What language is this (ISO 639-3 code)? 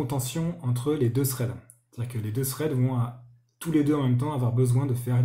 fra